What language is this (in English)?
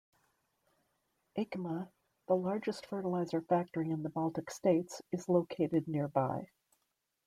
English